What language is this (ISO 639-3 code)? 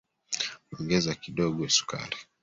swa